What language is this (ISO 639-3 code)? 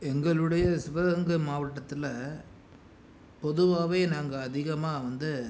tam